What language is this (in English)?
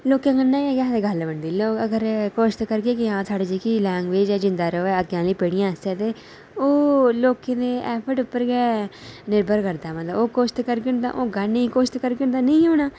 Dogri